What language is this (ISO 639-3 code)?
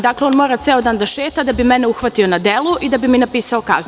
srp